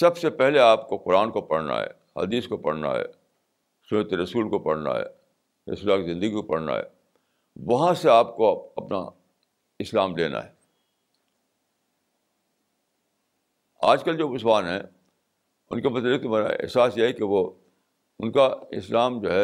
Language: Urdu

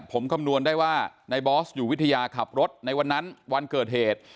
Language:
Thai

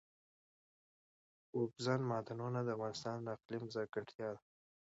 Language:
Pashto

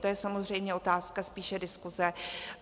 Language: Czech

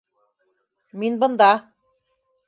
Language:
Bashkir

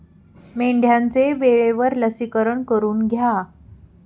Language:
Marathi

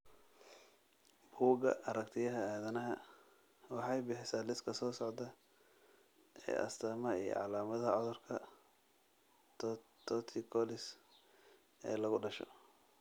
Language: Somali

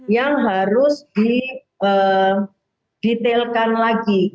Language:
Indonesian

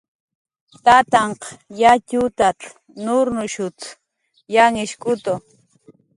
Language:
Jaqaru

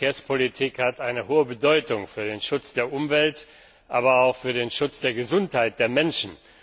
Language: German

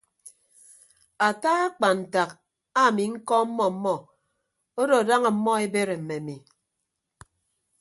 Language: Ibibio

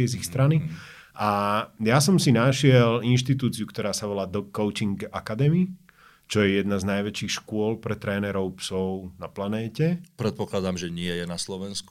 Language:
Slovak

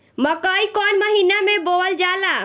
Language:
Bhojpuri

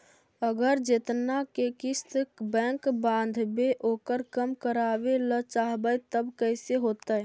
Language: Magahi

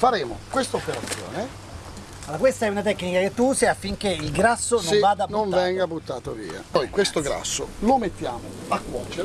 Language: Italian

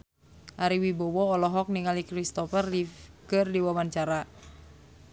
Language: Sundanese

